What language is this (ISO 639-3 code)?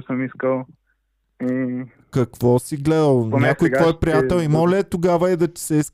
bul